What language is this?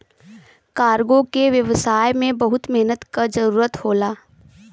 Bhojpuri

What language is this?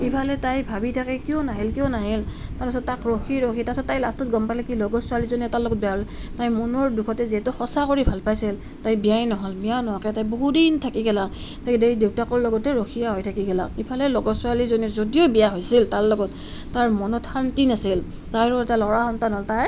Assamese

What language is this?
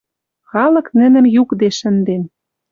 Western Mari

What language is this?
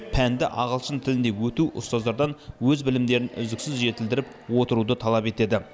Kazakh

